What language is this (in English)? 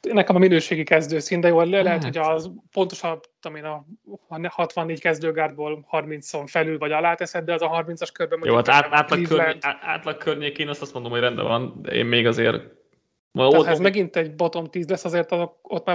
Hungarian